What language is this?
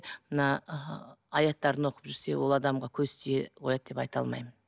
Kazakh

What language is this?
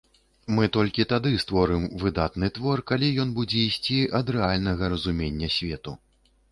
Belarusian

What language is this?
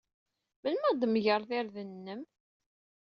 Kabyle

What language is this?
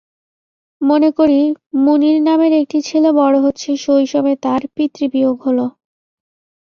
Bangla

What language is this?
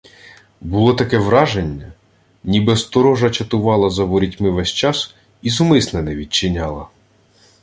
Ukrainian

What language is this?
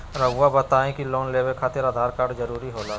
Magahi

